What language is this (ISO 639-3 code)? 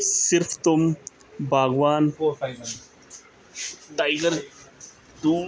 pan